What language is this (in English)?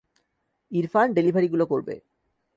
Bangla